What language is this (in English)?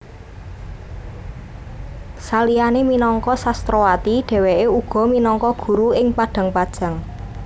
Javanese